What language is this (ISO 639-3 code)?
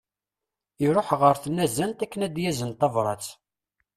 kab